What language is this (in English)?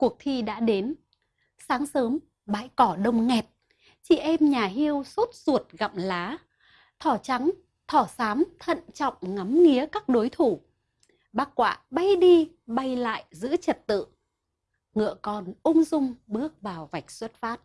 Vietnamese